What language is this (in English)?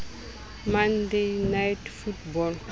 Southern Sotho